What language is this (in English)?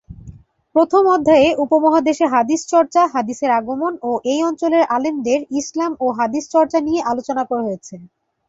Bangla